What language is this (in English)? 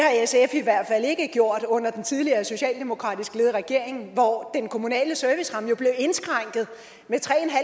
Danish